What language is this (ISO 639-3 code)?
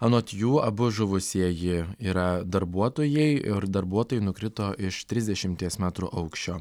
lit